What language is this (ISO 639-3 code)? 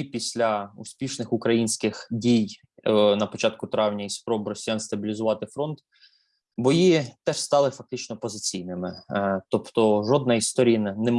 ukr